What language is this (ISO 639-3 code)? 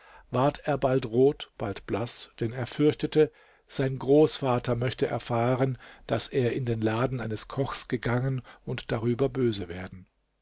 deu